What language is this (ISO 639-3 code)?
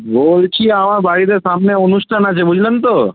ben